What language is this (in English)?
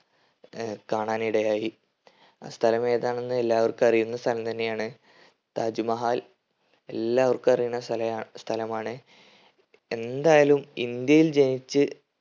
Malayalam